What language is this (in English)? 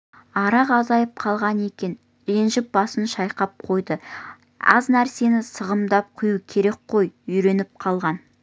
Kazakh